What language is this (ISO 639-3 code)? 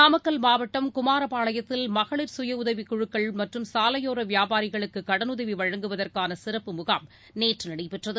tam